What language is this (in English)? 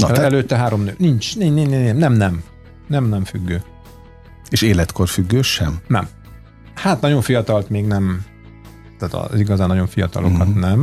Hungarian